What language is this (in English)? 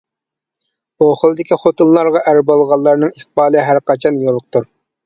Uyghur